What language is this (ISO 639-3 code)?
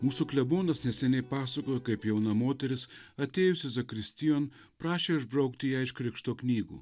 lit